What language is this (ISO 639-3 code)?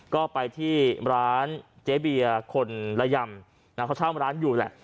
tha